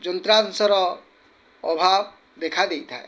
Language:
Odia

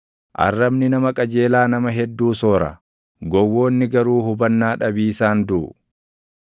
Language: Oromo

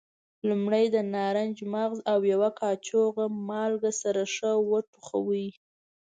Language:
Pashto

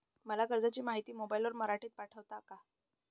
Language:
Marathi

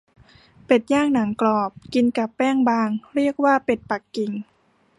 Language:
Thai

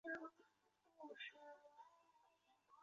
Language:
Chinese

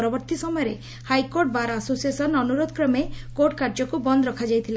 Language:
Odia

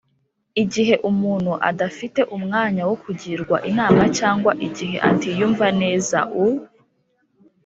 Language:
Kinyarwanda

